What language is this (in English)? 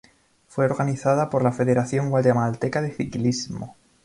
Spanish